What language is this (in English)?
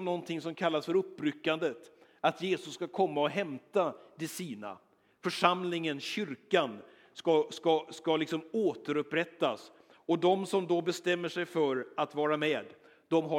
Swedish